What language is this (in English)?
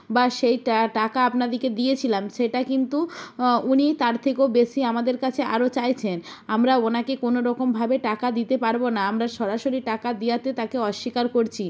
Bangla